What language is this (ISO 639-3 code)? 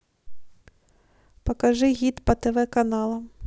rus